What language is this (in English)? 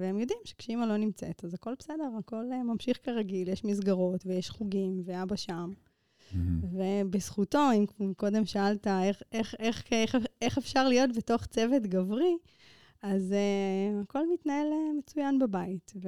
Hebrew